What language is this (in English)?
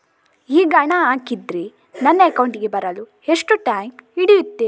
Kannada